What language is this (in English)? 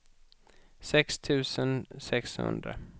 Swedish